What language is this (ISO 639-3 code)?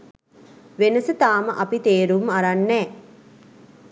sin